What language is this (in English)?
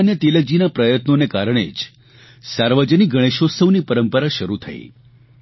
Gujarati